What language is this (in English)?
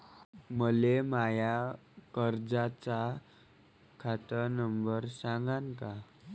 Marathi